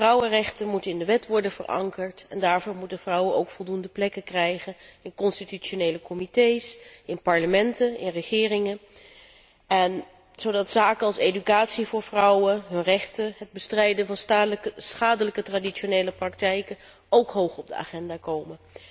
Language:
Dutch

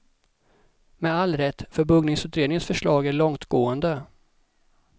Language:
Swedish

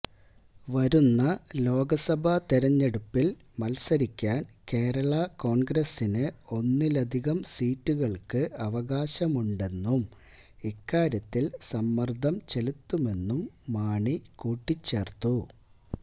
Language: Malayalam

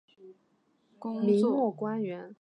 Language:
Chinese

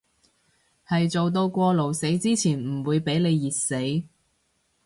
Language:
Cantonese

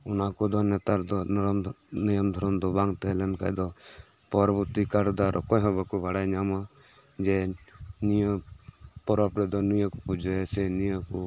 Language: Santali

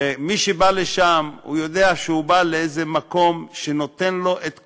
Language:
Hebrew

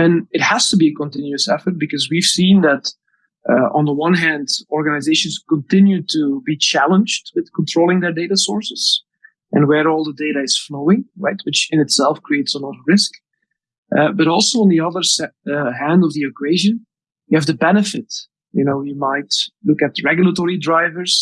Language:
English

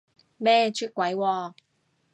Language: Cantonese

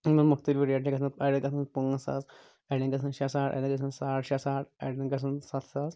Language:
Kashmiri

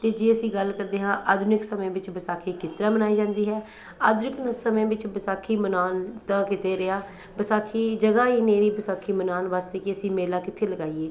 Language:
Punjabi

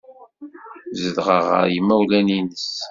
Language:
Kabyle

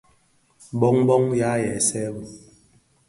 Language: Bafia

